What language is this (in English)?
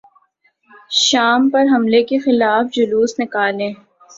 Urdu